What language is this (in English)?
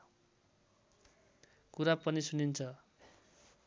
Nepali